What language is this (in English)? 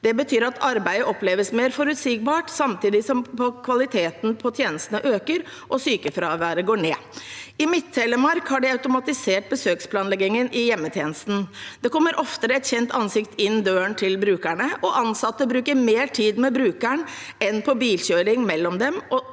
Norwegian